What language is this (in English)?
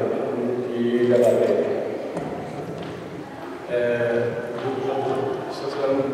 Indonesian